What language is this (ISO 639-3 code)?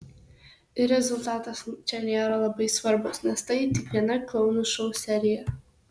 lit